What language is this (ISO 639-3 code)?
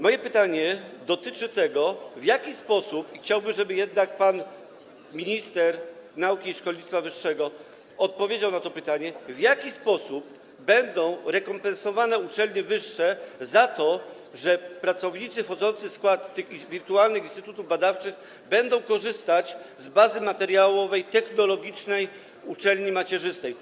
pol